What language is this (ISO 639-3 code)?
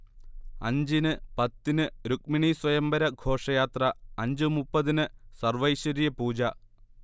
mal